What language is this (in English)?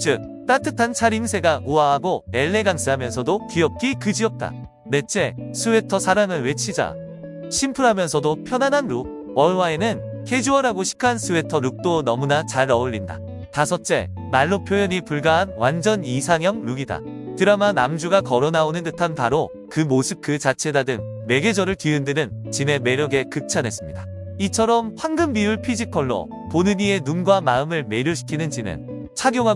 Korean